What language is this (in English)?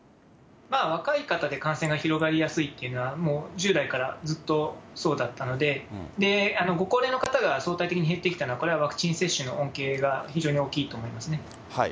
Japanese